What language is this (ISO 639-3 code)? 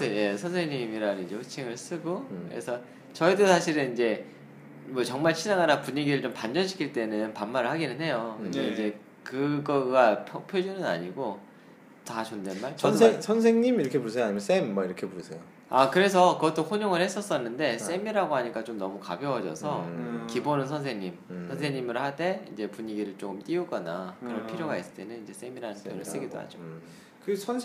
kor